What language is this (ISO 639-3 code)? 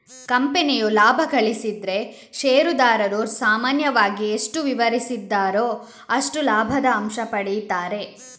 kan